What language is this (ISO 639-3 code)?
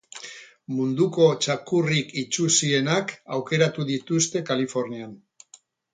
eus